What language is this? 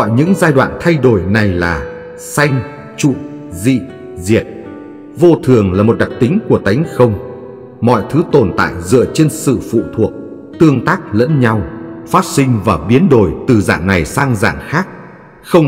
Vietnamese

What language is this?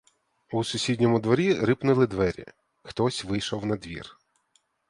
Ukrainian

